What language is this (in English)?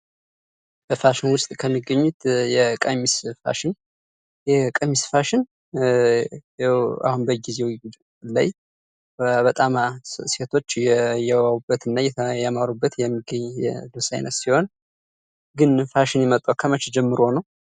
Amharic